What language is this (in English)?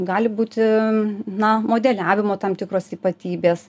Lithuanian